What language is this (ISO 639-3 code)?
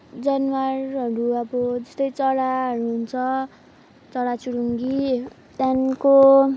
nep